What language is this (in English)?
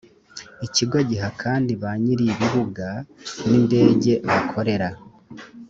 Kinyarwanda